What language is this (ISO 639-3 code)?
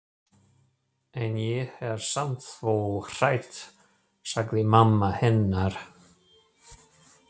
isl